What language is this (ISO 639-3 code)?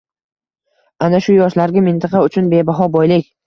uzb